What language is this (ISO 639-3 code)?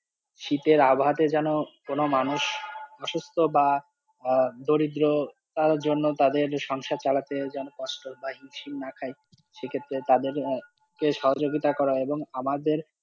ben